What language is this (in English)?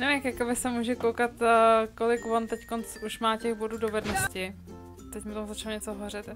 Czech